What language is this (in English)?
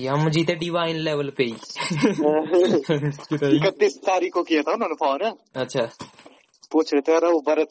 Hindi